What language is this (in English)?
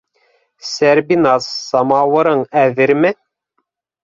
Bashkir